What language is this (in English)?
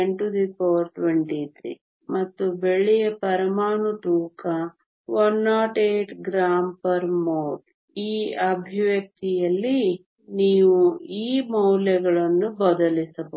Kannada